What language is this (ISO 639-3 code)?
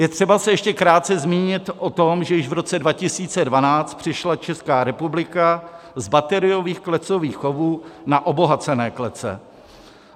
ces